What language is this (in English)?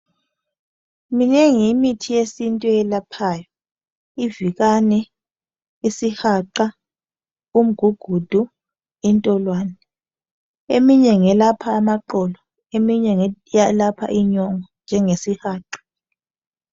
North Ndebele